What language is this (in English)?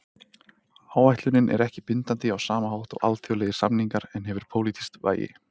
Icelandic